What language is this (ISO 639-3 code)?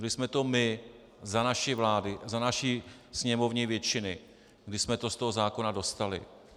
ces